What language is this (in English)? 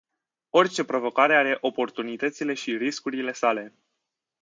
Romanian